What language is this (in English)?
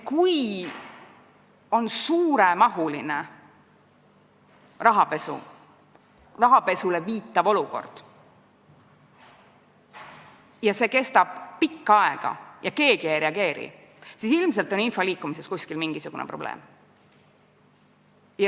Estonian